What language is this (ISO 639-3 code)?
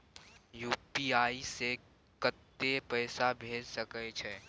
mai